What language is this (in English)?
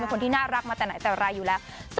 Thai